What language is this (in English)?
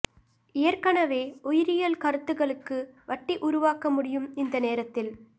Tamil